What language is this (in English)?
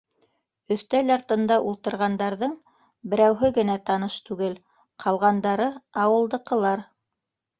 Bashkir